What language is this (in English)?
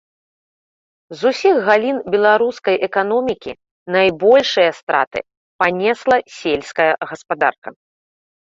Belarusian